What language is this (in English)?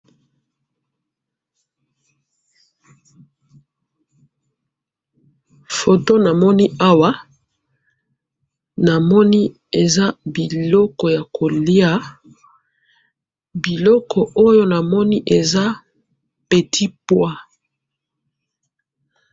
Lingala